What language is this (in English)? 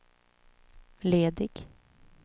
Swedish